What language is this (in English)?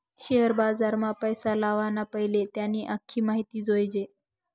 Marathi